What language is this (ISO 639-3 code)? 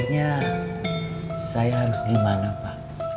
ind